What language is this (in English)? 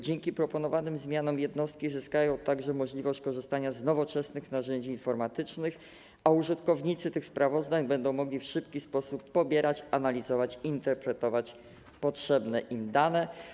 Polish